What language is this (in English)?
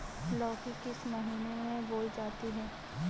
Hindi